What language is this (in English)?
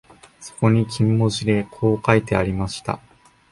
Japanese